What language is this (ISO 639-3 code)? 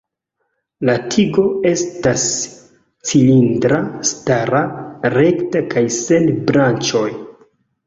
epo